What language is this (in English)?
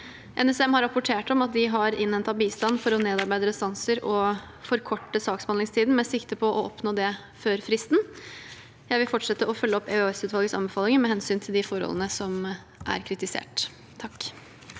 Norwegian